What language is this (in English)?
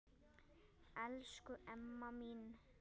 Icelandic